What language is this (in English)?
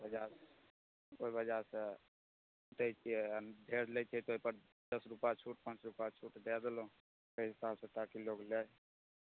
Maithili